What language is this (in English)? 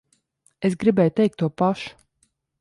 Latvian